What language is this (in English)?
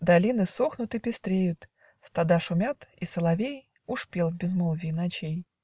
Russian